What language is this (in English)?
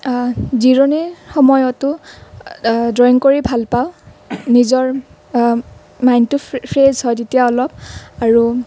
Assamese